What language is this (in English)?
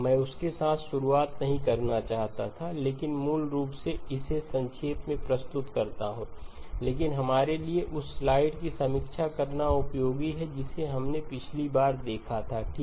Hindi